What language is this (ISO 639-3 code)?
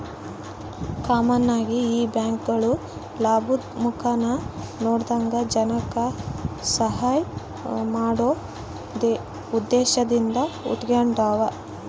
kan